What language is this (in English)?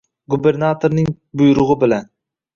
Uzbek